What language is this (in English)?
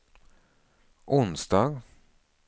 Swedish